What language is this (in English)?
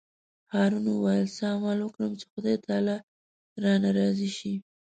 Pashto